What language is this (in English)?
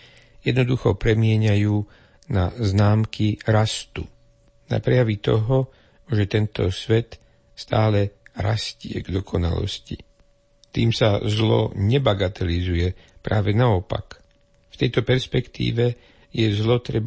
Slovak